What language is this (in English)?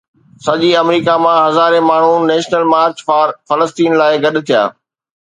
Sindhi